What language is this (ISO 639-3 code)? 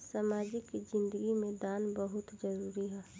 bho